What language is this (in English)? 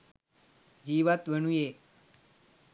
Sinhala